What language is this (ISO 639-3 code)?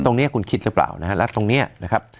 tha